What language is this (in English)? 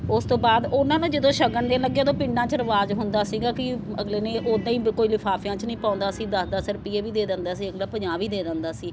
Punjabi